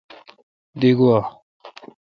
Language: Kalkoti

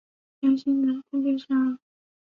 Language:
Chinese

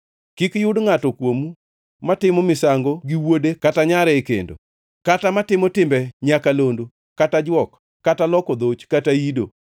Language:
Luo (Kenya and Tanzania)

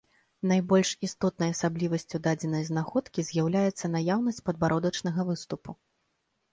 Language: Belarusian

